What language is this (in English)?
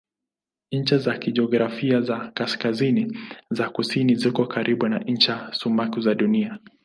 Swahili